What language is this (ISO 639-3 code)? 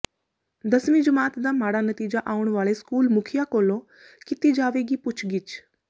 pan